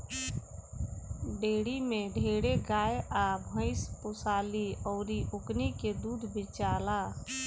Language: Bhojpuri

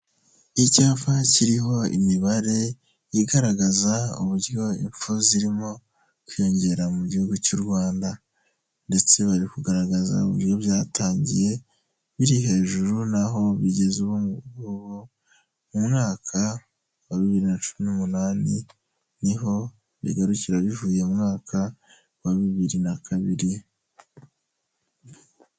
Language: Kinyarwanda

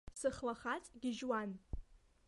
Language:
Abkhazian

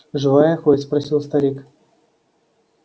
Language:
Russian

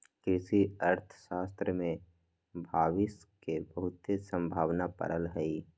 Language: Magahi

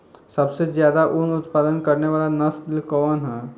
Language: Bhojpuri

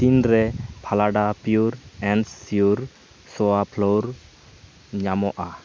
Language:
Santali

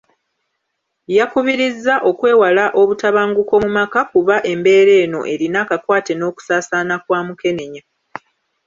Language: Ganda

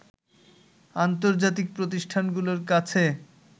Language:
Bangla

